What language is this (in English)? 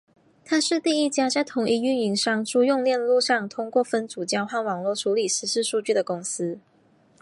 Chinese